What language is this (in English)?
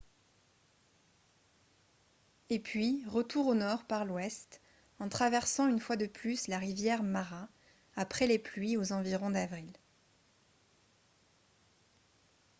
French